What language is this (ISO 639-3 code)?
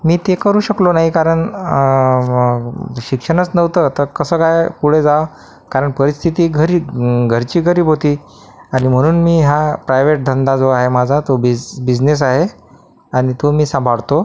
mar